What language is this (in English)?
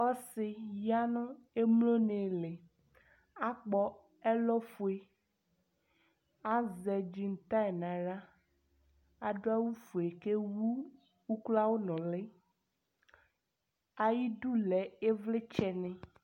Ikposo